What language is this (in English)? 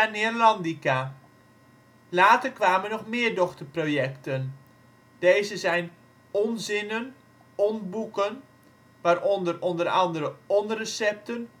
Dutch